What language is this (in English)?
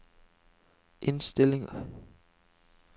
Norwegian